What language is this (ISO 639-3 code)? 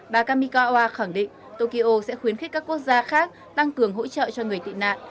vie